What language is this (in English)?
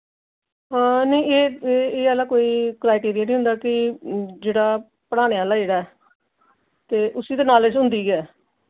Dogri